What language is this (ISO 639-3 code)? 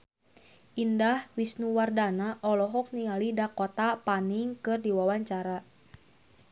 sun